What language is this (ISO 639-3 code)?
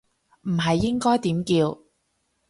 yue